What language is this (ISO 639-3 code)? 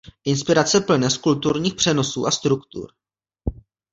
ces